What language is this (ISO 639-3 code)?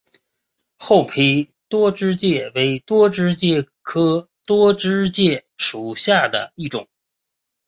zho